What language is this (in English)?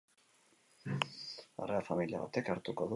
Basque